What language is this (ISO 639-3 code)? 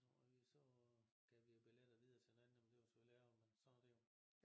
dan